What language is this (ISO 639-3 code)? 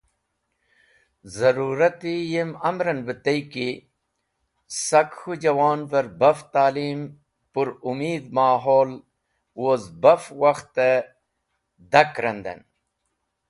wbl